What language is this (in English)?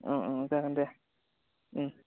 Bodo